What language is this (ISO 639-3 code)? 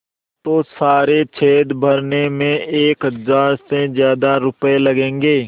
hin